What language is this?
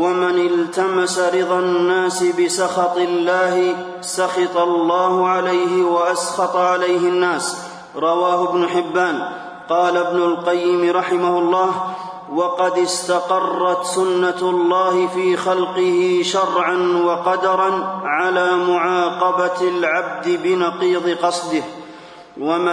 Arabic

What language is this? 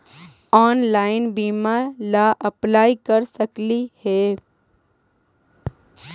Magahi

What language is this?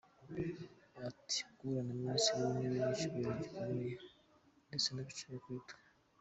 Kinyarwanda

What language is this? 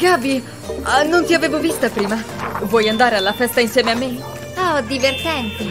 Italian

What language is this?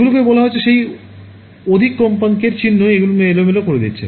Bangla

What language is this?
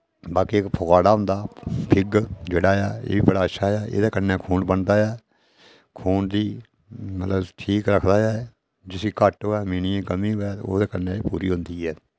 Dogri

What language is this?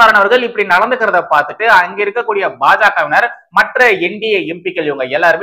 Tamil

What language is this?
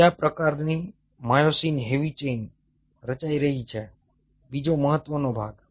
Gujarati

